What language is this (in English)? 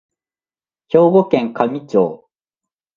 Japanese